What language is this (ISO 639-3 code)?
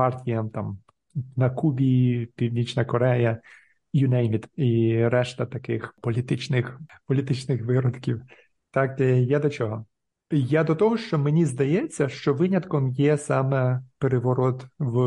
ukr